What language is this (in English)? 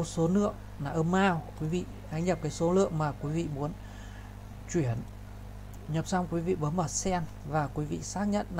Vietnamese